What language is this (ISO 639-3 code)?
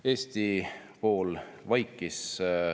est